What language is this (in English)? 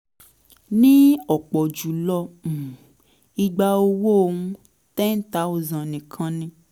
Yoruba